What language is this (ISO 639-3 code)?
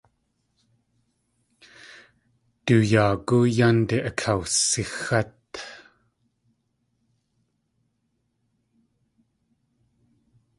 tli